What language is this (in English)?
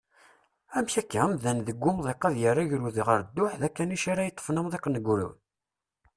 Kabyle